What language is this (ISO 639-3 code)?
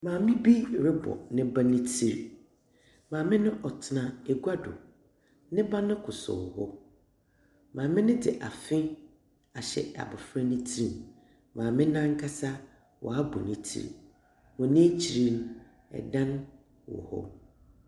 aka